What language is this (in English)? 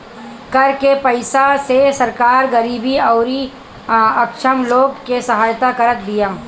Bhojpuri